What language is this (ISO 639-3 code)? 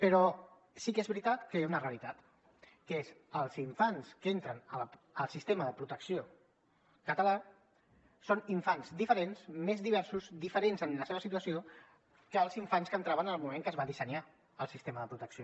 cat